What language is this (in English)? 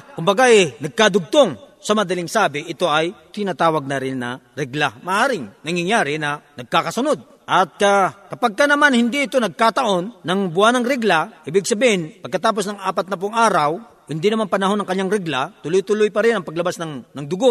Filipino